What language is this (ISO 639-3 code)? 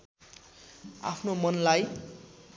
nep